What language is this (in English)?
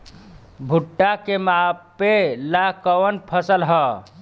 Bhojpuri